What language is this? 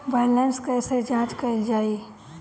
Bhojpuri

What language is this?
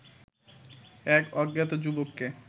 Bangla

